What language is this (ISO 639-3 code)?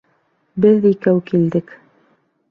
bak